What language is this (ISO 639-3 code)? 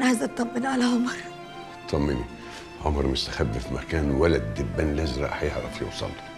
ara